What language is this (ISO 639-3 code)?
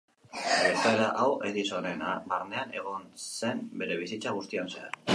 eus